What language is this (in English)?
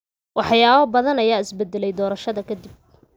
Somali